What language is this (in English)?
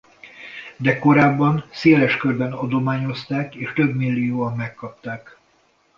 Hungarian